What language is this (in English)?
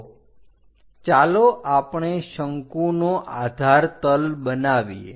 Gujarati